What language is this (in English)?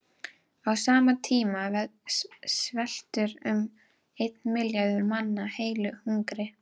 Icelandic